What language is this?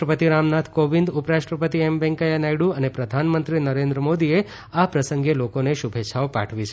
Gujarati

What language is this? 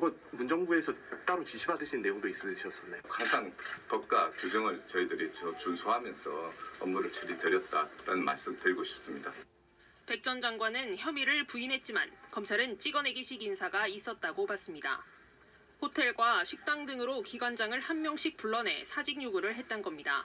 Korean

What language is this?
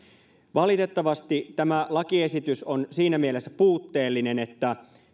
Finnish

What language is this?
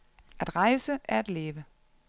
Danish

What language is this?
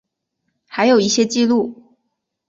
Chinese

